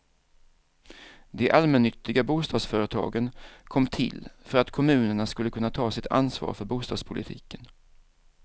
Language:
Swedish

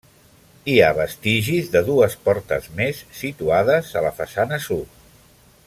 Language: Catalan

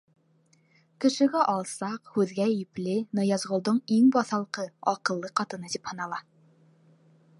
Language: Bashkir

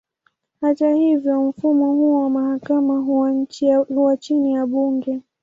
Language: Swahili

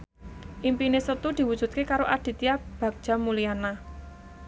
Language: Javanese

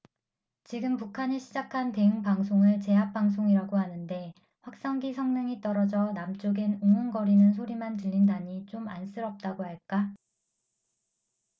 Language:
Korean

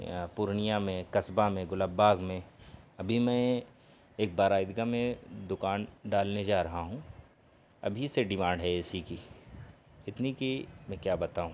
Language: Urdu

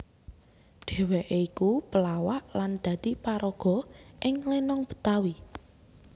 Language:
Javanese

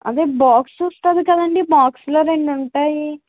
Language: Telugu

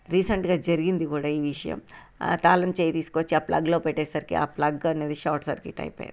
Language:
Telugu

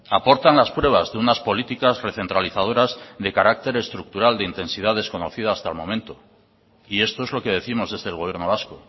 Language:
Spanish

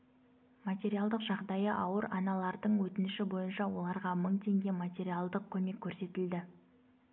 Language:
Kazakh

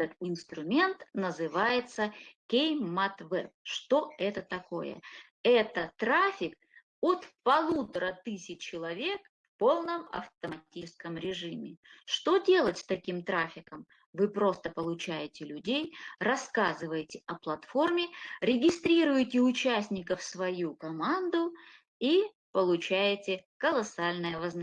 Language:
Russian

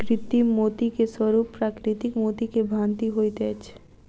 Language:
Maithili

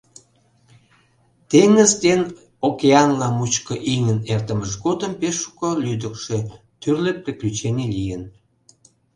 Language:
Mari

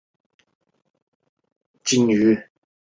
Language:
Chinese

